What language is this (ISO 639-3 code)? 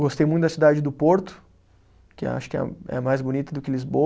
por